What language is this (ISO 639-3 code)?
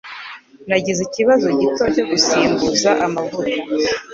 kin